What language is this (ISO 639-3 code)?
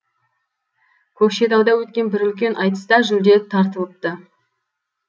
kaz